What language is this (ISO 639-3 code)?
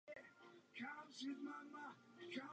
ces